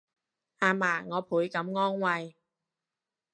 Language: Cantonese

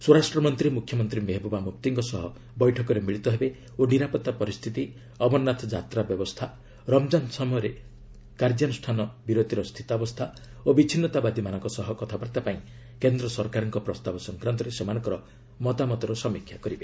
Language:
Odia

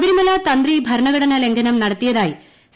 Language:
Malayalam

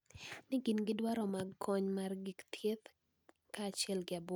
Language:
Luo (Kenya and Tanzania)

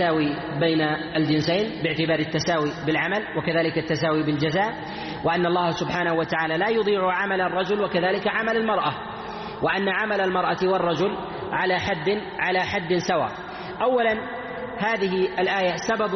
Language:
Arabic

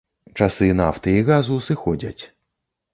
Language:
Belarusian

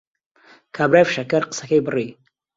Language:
Central Kurdish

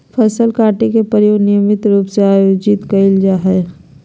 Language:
Magahi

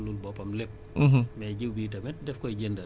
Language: Wolof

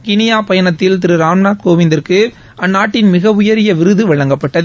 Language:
Tamil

